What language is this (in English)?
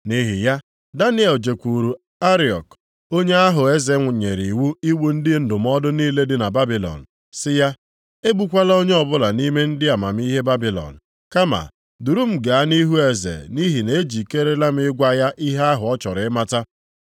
Igbo